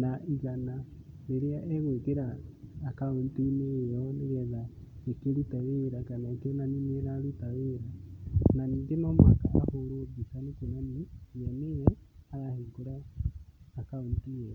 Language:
Kikuyu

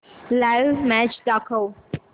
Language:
Marathi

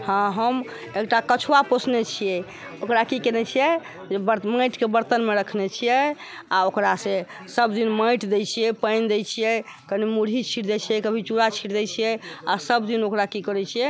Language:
Maithili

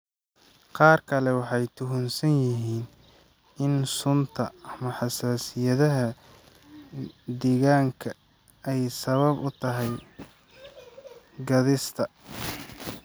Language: Somali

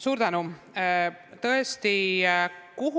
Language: Estonian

